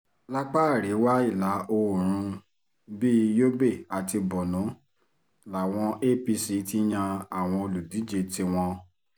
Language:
Yoruba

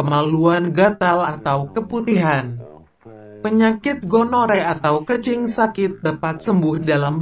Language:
Indonesian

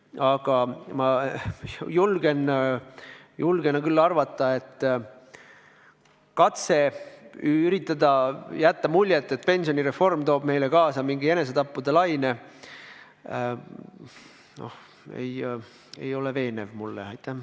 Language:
Estonian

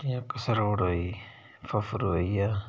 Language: Dogri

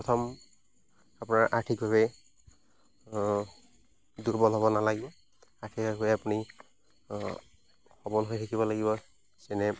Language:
Assamese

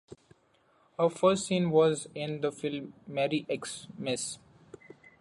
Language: English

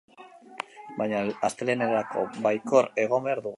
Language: Basque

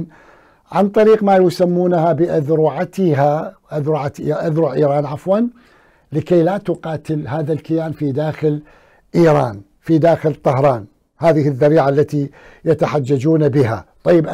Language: Arabic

